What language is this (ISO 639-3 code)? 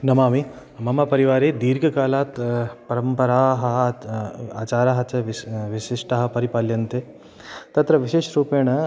san